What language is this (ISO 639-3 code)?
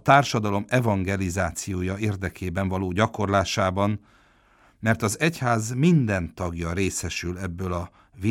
hun